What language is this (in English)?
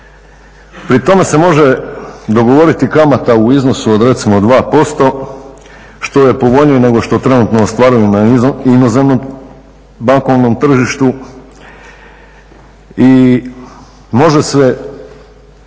Croatian